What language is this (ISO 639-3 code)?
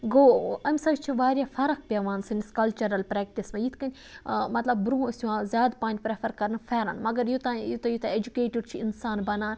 kas